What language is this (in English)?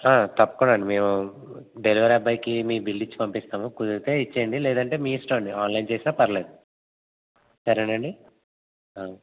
Telugu